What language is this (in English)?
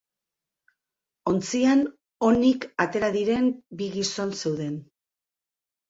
Basque